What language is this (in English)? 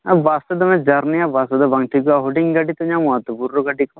Santali